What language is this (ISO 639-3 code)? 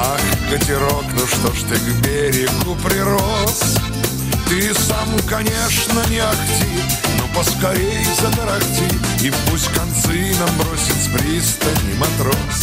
rus